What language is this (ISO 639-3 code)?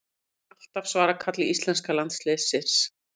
isl